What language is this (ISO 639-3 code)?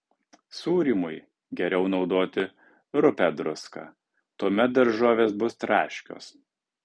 lit